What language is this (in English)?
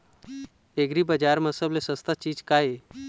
Chhattisgarhi